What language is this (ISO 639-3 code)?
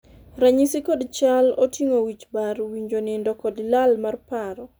luo